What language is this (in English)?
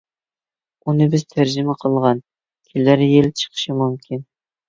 Uyghur